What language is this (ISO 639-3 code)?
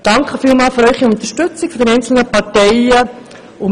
gsw